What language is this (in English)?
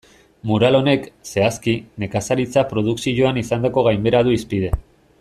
Basque